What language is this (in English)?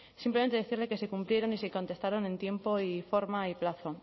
Spanish